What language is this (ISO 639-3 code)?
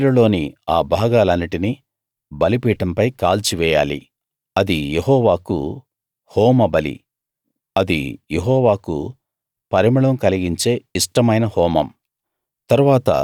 tel